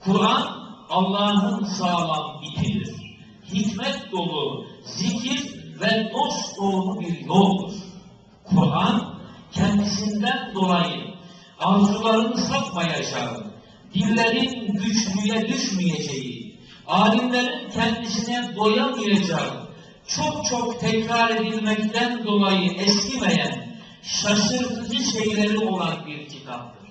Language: Turkish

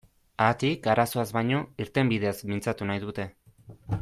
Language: Basque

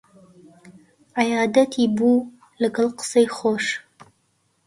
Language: Central Kurdish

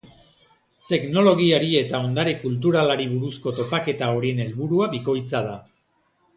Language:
Basque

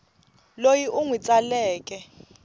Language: Tsonga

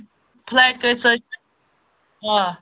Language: Kashmiri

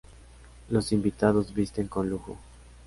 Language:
Spanish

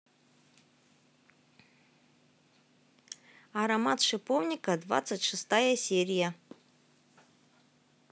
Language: Russian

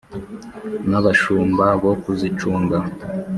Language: Kinyarwanda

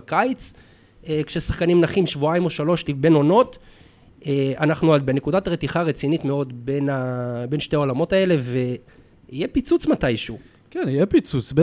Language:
Hebrew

